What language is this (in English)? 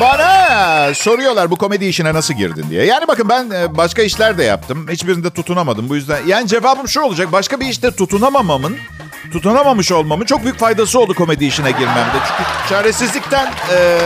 Turkish